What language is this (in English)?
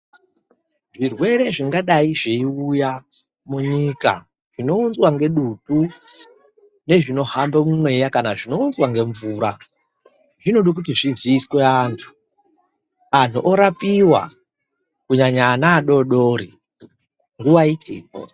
Ndau